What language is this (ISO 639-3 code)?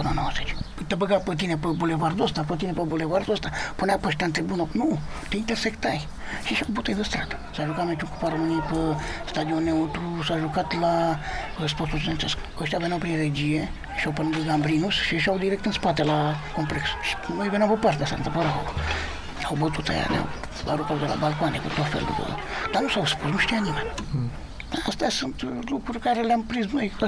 ron